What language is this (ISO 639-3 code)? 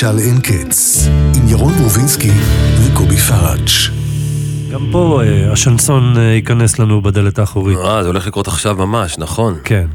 heb